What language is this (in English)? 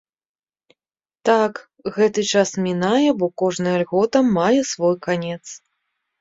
Belarusian